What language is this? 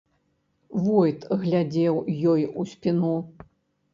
Belarusian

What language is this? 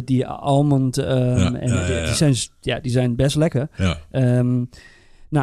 Dutch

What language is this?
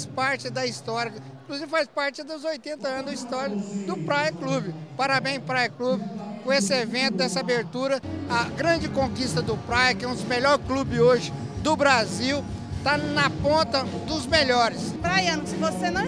Portuguese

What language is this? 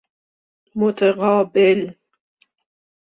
Persian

